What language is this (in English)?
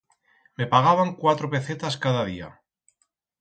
Aragonese